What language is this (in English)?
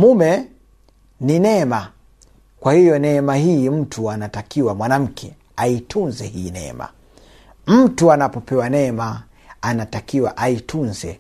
Swahili